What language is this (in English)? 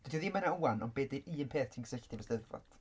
Welsh